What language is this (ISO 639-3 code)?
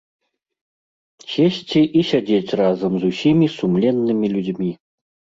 bel